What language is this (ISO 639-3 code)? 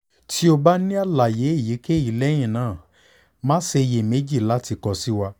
yor